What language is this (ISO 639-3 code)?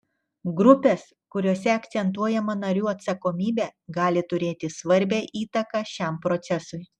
lit